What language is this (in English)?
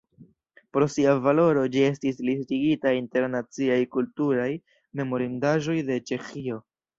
Esperanto